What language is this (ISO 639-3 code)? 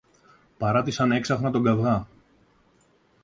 ell